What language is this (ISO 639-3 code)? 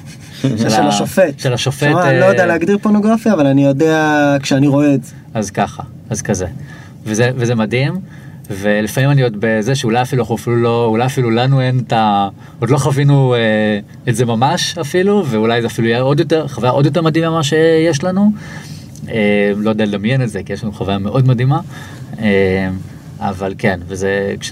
heb